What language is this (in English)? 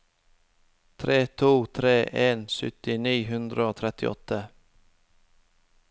Norwegian